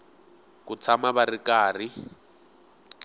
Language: Tsonga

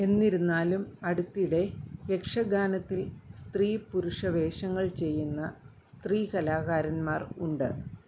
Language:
Malayalam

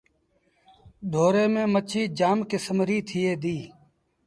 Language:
Sindhi Bhil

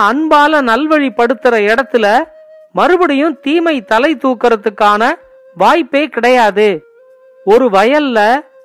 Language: Tamil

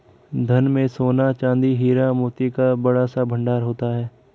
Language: Hindi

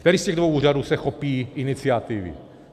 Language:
Czech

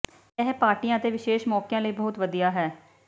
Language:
Punjabi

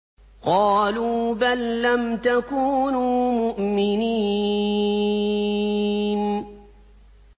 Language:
Arabic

